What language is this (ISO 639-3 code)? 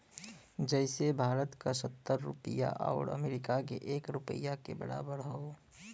bho